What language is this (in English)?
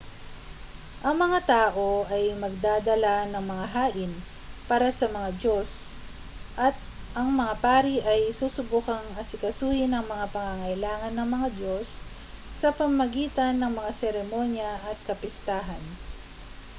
Filipino